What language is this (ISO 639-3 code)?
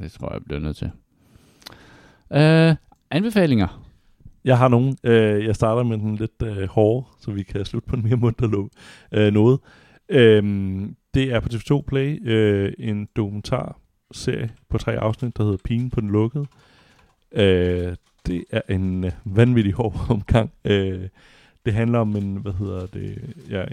dan